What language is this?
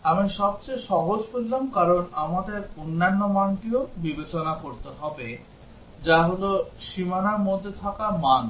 Bangla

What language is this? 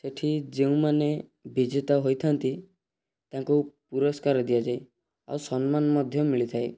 Odia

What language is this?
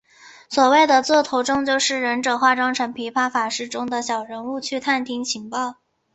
Chinese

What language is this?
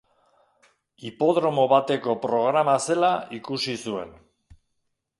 Basque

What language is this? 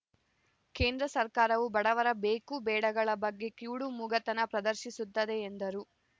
Kannada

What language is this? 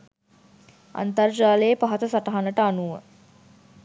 Sinhala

